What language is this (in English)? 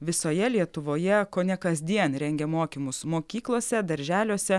Lithuanian